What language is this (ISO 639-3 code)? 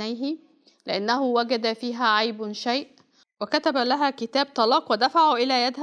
ara